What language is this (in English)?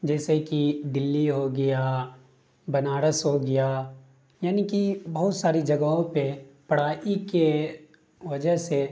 Urdu